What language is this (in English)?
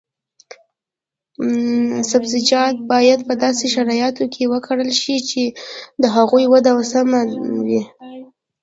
Pashto